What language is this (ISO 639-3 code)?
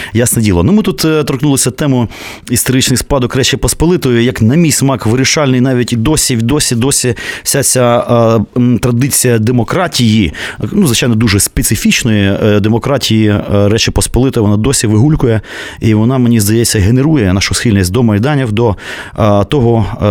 ukr